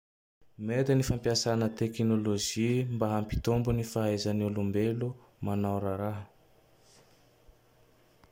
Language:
Tandroy-Mahafaly Malagasy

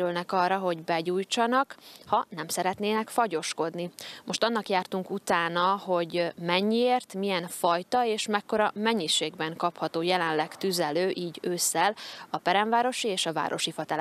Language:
Hungarian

